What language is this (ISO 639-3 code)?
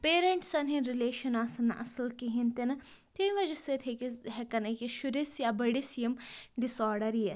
kas